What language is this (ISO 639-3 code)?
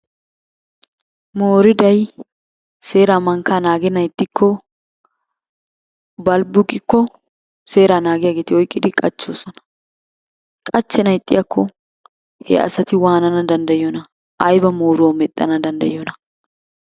wal